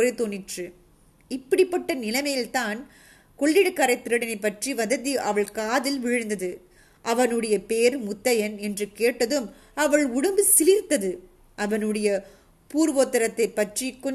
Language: Tamil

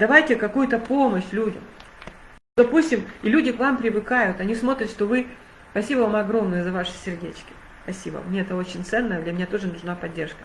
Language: Russian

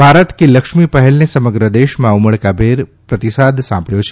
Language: Gujarati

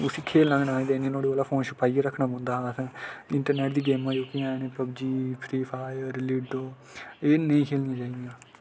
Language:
Dogri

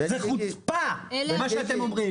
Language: Hebrew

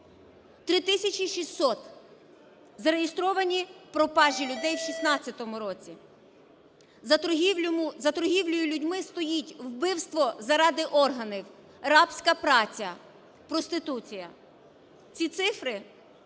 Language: Ukrainian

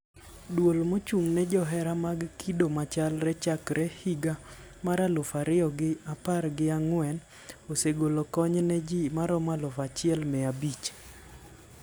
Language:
Luo (Kenya and Tanzania)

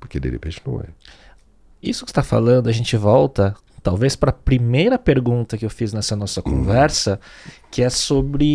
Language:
Portuguese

